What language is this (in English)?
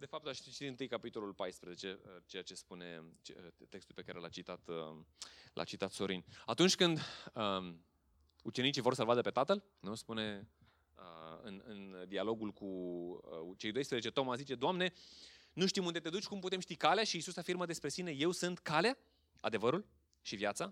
Romanian